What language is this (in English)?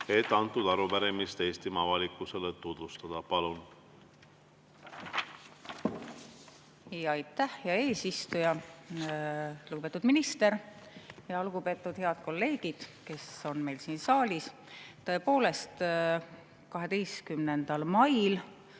Estonian